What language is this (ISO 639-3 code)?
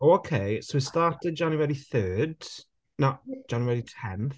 eng